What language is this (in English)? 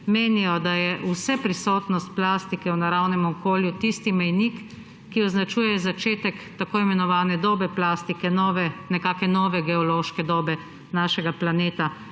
Slovenian